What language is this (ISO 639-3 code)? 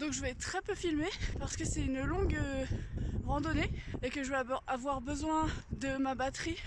fra